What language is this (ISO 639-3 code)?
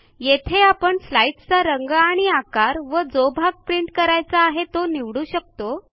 mar